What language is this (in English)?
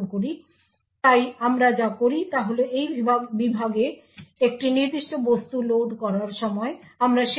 Bangla